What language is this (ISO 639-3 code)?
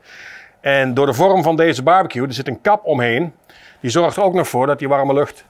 nld